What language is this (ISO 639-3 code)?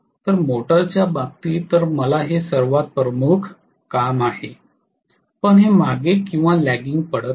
mar